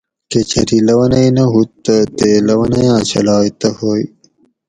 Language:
Gawri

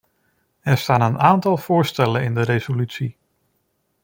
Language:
Dutch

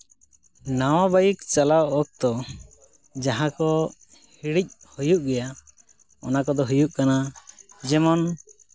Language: Santali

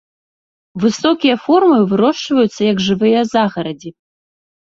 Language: Belarusian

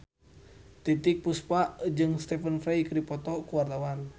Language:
Sundanese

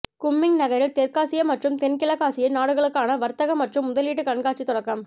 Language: Tamil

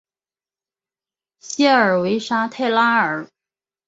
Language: Chinese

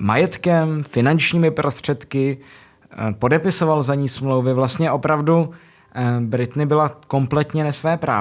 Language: Czech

